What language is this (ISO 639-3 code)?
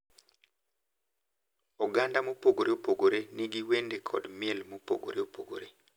luo